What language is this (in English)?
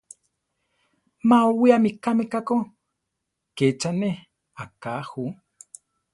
Central Tarahumara